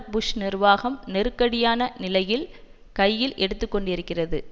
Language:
Tamil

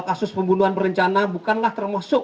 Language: Indonesian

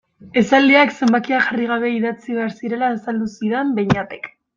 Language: Basque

